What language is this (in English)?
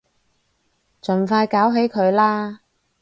Cantonese